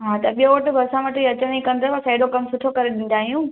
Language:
Sindhi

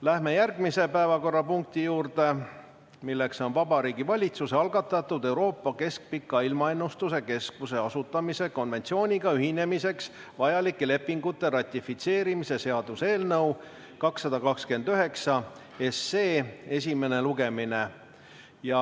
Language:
Estonian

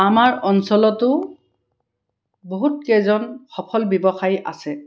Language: Assamese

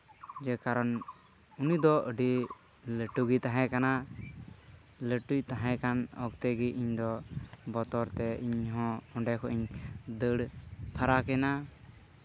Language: Santali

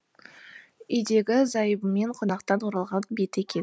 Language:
Kazakh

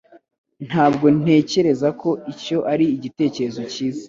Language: Kinyarwanda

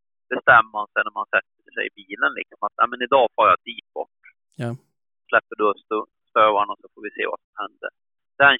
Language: Swedish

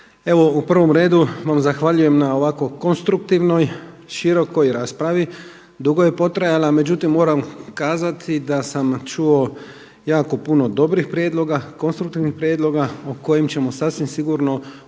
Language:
Croatian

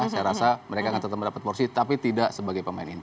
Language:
Indonesian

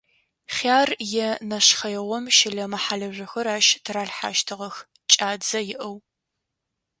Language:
Adyghe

